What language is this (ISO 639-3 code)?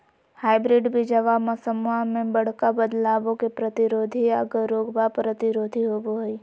mag